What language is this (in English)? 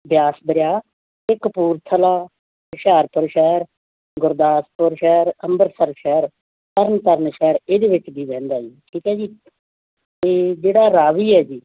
Punjabi